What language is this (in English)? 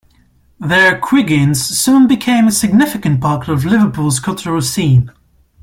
English